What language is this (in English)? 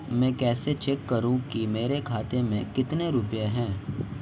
Hindi